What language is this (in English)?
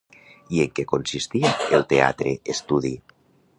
Catalan